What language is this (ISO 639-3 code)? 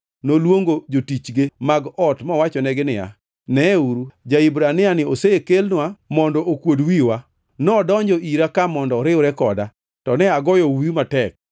luo